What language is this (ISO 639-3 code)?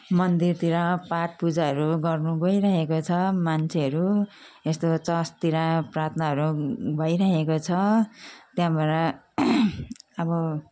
nep